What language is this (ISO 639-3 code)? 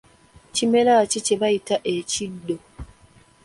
lug